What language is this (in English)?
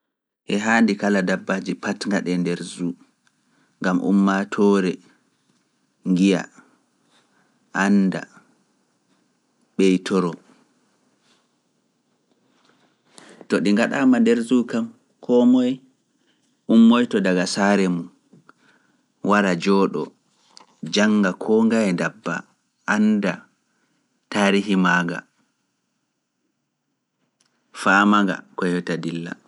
Fula